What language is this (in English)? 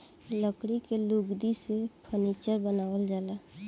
Bhojpuri